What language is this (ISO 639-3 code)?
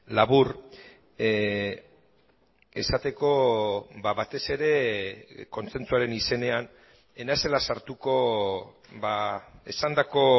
eus